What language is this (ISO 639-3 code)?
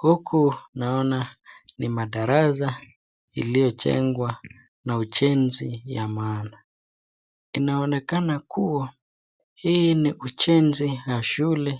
swa